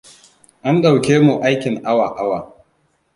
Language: Hausa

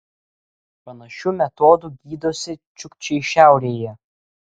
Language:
Lithuanian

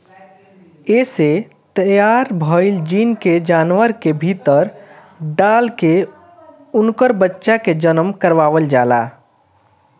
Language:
Bhojpuri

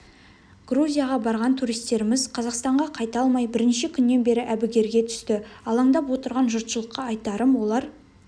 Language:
Kazakh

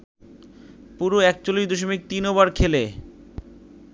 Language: Bangla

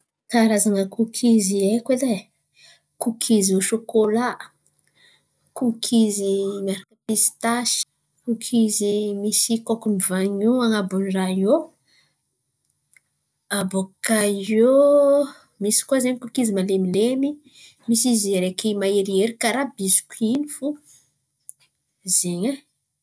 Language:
Antankarana Malagasy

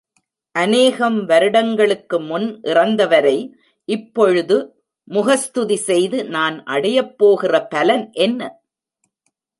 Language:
Tamil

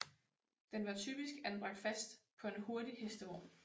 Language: Danish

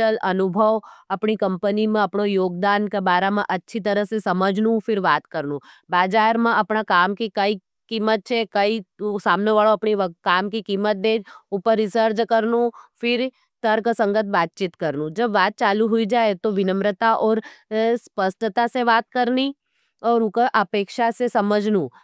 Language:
Nimadi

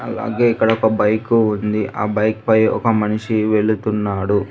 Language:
Telugu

